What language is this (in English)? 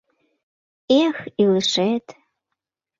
Mari